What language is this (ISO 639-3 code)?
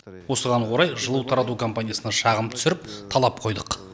kaz